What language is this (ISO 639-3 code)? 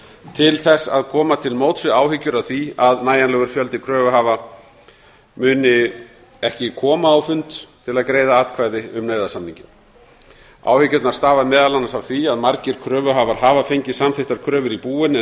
isl